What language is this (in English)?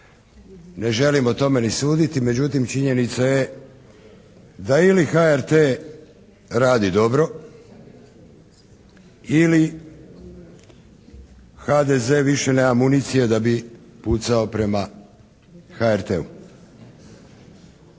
Croatian